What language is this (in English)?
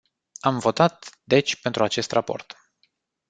Romanian